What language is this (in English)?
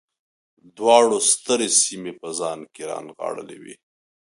Pashto